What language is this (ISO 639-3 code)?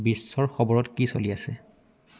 asm